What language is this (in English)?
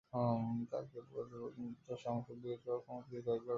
Bangla